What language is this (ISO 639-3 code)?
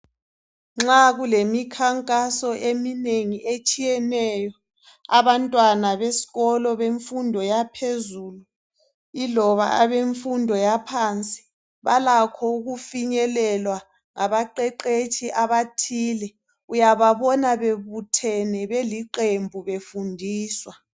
nde